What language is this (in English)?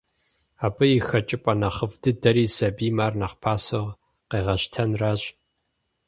Kabardian